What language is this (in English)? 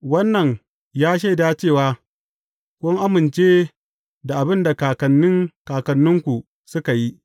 Hausa